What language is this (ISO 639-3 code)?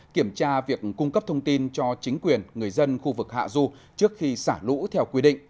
vie